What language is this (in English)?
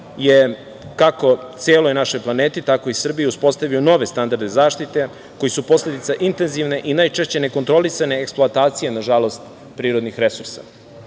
Serbian